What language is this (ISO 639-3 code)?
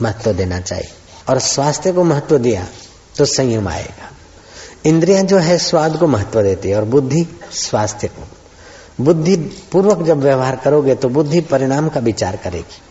hin